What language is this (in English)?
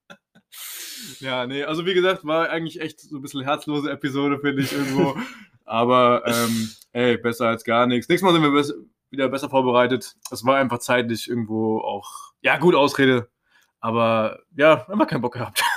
German